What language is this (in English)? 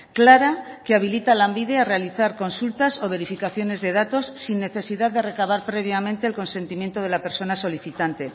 Spanish